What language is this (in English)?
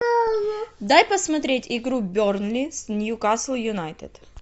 Russian